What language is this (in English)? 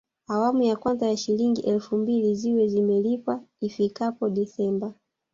Swahili